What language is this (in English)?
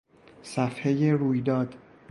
Persian